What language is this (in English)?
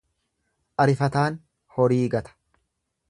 Oromo